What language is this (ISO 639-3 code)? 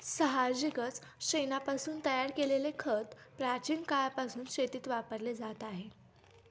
mar